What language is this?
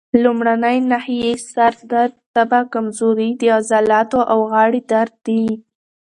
Pashto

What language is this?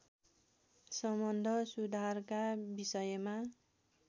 Nepali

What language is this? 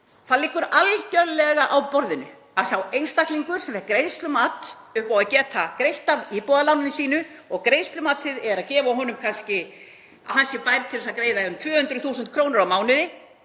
Icelandic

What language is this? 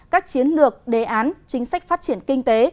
Vietnamese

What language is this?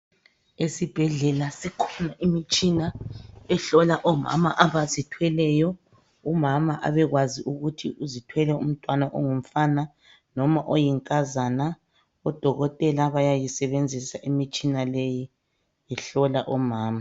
North Ndebele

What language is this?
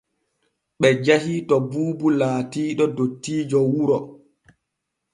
Borgu Fulfulde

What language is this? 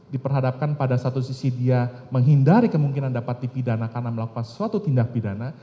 Indonesian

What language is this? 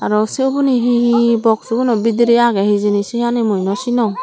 Chakma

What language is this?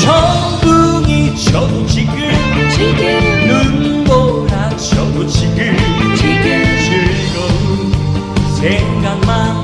Korean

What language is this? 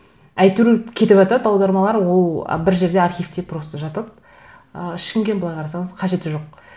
Kazakh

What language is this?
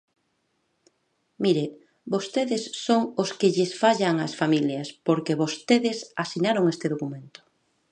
Galician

